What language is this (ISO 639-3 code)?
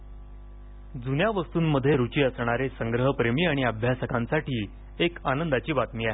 mar